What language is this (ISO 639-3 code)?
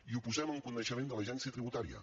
cat